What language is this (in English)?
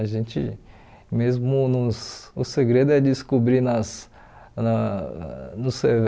Portuguese